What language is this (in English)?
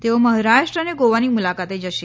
Gujarati